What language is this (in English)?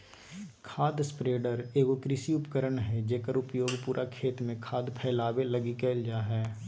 Magahi